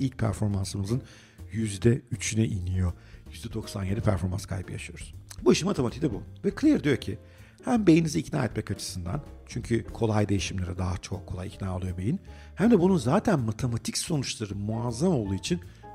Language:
Turkish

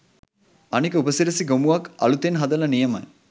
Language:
Sinhala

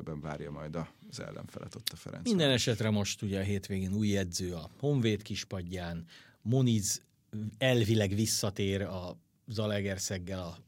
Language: Hungarian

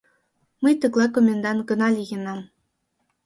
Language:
Mari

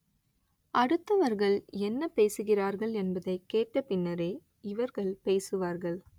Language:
Tamil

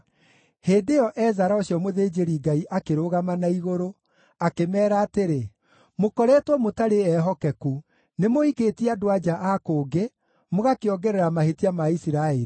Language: Kikuyu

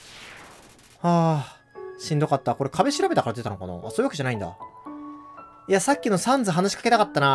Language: Japanese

